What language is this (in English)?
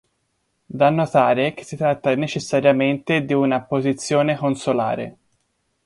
Italian